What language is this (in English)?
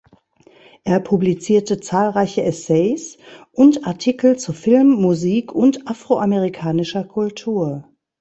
German